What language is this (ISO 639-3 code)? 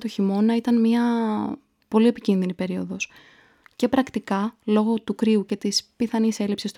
ell